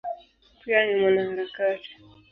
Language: Swahili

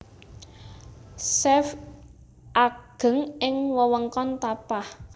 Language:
Javanese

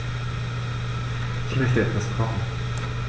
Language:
German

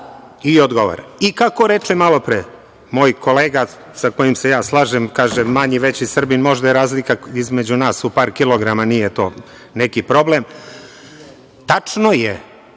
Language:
Serbian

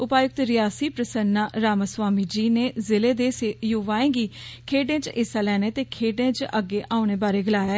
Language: Dogri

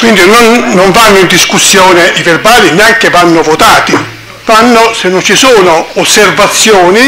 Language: Italian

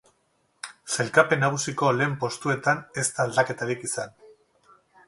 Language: Basque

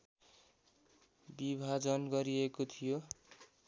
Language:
Nepali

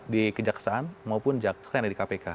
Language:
Indonesian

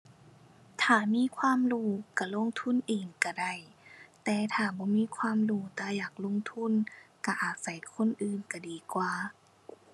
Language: Thai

